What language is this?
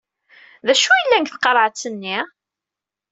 Kabyle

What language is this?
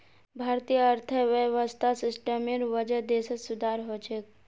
Magahi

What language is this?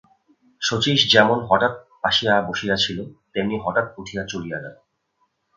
Bangla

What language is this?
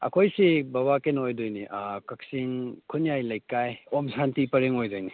Manipuri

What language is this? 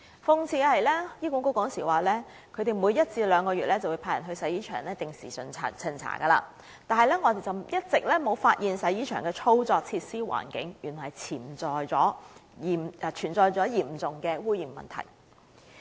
Cantonese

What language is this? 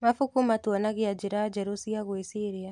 Kikuyu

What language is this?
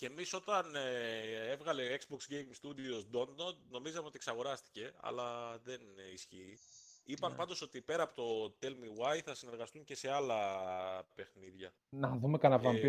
Greek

